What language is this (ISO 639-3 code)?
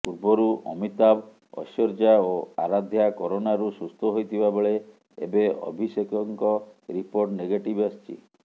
ori